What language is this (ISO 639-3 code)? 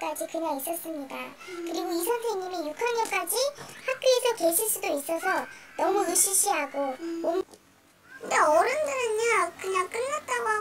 kor